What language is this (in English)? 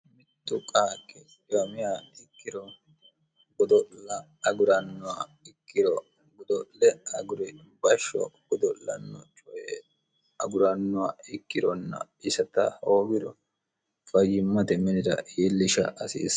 Sidamo